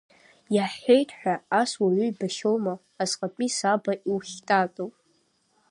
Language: Abkhazian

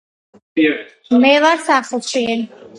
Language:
Georgian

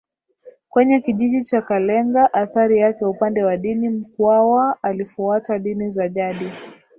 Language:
Swahili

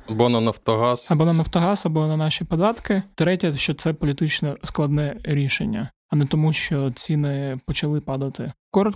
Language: Ukrainian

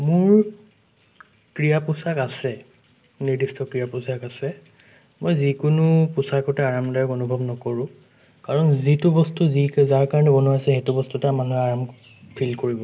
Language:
Assamese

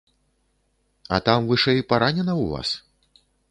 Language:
Belarusian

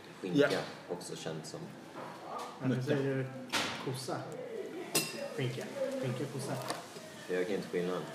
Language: Swedish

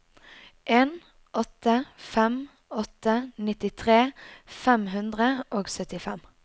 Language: Norwegian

